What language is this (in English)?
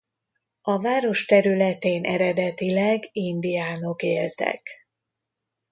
Hungarian